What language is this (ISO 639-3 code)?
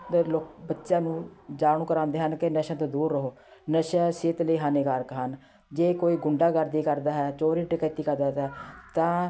pan